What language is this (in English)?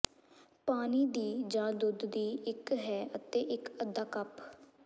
Punjabi